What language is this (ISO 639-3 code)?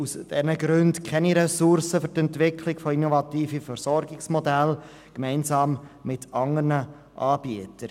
gsw